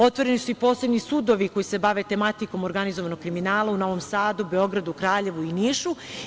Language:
Serbian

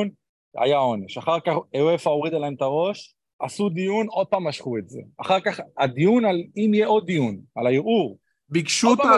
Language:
Hebrew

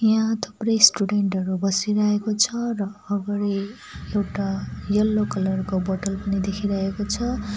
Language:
Nepali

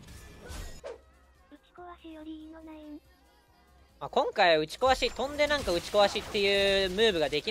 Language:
Japanese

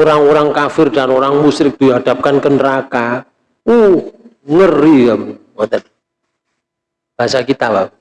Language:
Indonesian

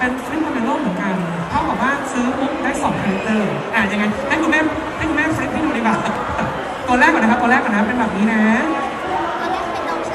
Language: Thai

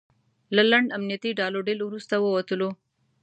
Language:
Pashto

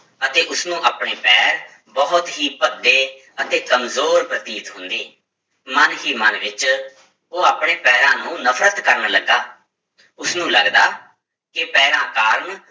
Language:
Punjabi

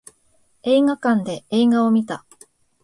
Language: Japanese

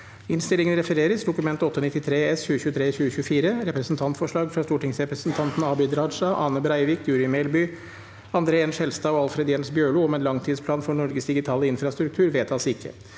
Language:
Norwegian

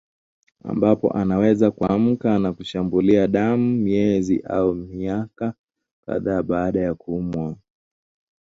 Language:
Swahili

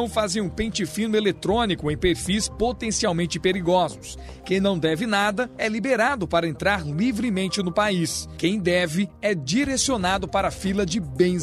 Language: Portuguese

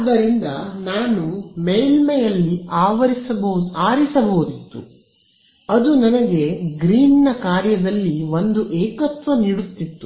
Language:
Kannada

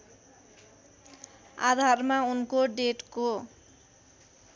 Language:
Nepali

